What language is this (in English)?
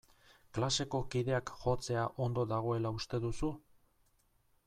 Basque